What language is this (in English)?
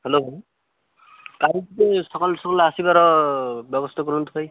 Odia